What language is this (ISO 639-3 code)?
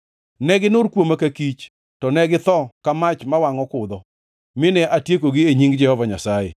luo